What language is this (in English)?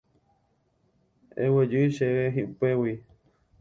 Guarani